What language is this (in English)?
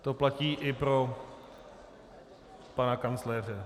Czech